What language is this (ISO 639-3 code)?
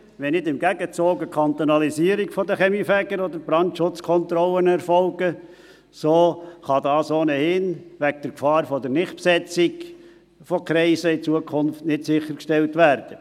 gsw